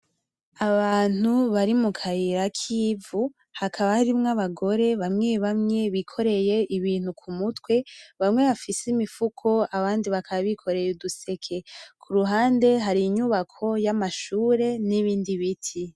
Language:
Rundi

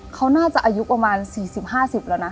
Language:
Thai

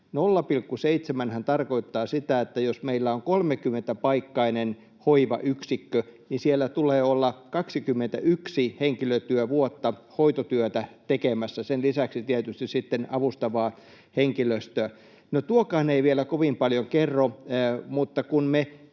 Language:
Finnish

